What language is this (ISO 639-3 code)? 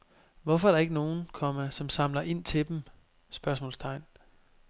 dan